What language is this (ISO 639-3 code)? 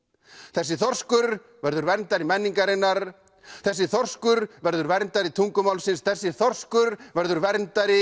isl